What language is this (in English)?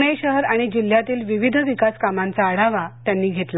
Marathi